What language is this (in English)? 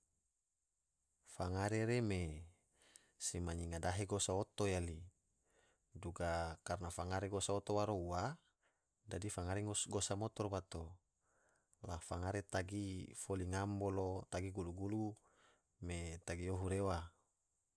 Tidore